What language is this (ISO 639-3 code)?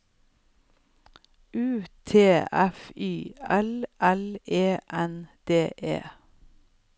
nor